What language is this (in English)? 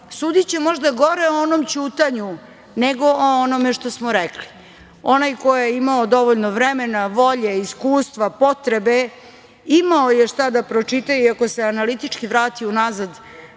Serbian